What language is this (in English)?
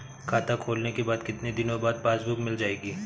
Hindi